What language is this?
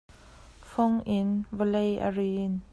Hakha Chin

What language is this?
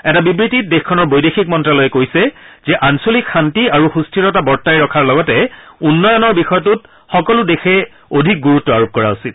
Assamese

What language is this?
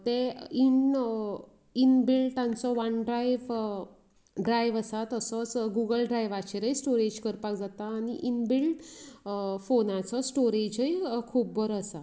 Konkani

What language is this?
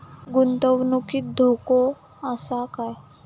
Marathi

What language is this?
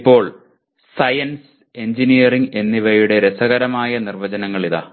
Malayalam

